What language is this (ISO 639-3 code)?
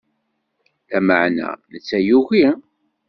kab